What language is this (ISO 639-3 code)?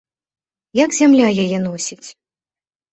bel